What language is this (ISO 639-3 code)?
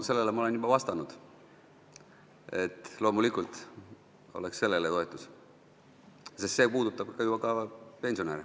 est